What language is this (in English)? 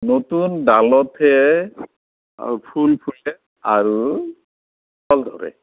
Assamese